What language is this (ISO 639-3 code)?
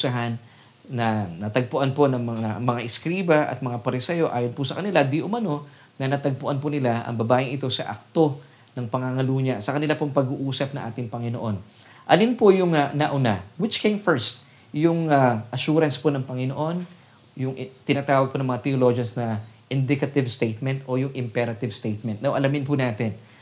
fil